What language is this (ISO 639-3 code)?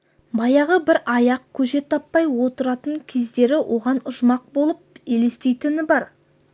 kaz